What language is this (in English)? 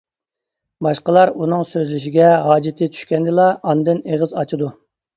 Uyghur